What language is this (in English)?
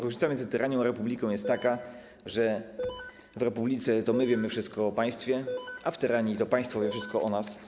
Polish